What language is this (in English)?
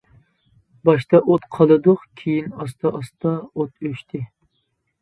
Uyghur